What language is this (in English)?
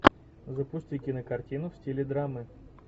Russian